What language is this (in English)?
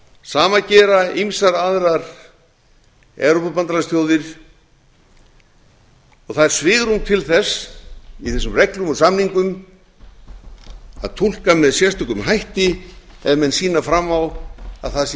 Icelandic